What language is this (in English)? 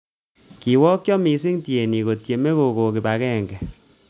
Kalenjin